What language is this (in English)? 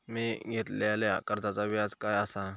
Marathi